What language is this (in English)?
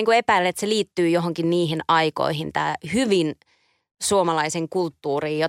Finnish